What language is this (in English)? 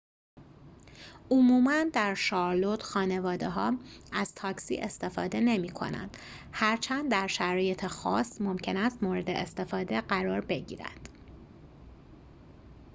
Persian